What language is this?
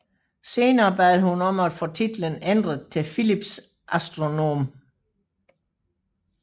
Danish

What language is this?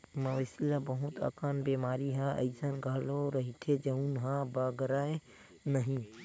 Chhattisgarhi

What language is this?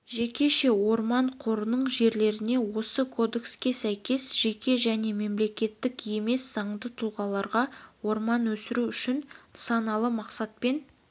Kazakh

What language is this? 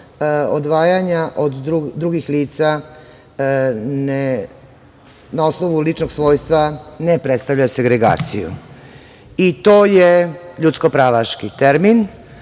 Serbian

